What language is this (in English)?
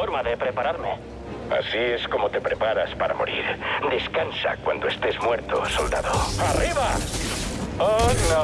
Spanish